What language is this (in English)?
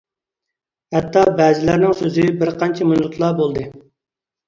Uyghur